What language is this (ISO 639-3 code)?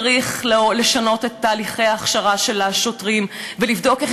heb